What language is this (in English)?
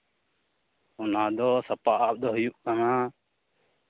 Santali